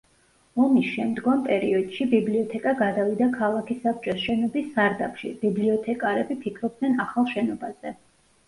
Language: Georgian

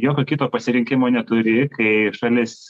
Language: Lithuanian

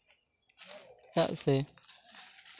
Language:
Santali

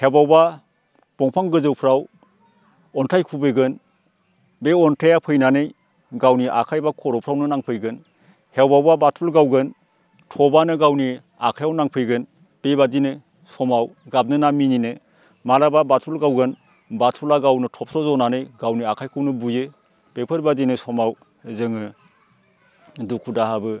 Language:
Bodo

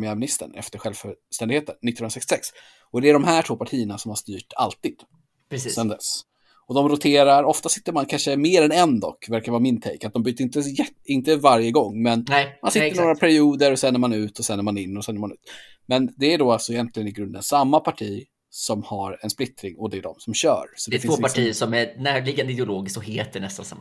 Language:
Swedish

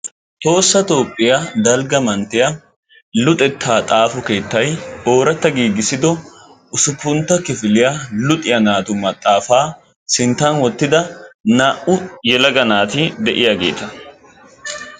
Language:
Wolaytta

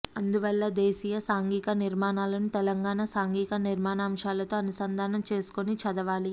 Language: Telugu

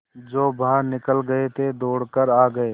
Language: Hindi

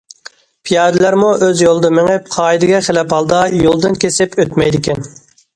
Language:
Uyghur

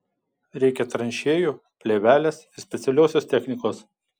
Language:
Lithuanian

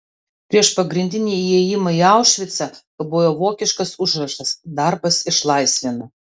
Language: Lithuanian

